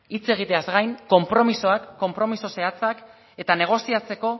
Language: Basque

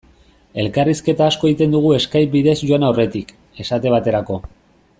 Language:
Basque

